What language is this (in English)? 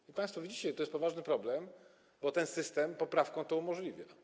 Polish